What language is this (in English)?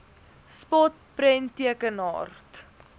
Afrikaans